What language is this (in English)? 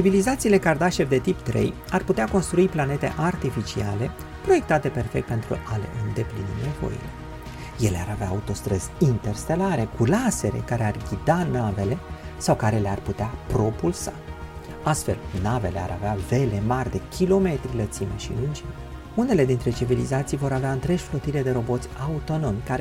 Romanian